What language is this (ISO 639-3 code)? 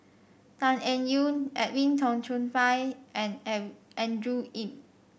eng